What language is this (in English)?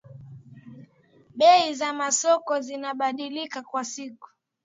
Swahili